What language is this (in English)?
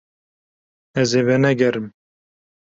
Kurdish